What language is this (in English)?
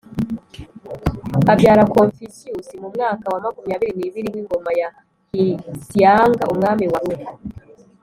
Kinyarwanda